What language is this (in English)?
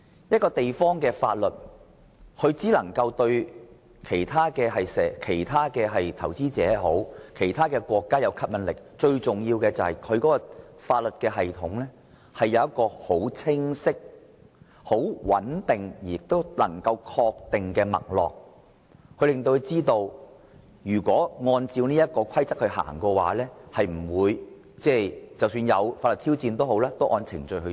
Cantonese